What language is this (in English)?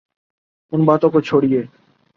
Urdu